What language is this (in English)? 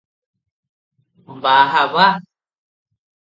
Odia